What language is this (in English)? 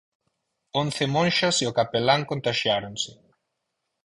Galician